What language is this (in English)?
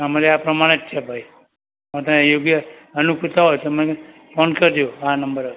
Gujarati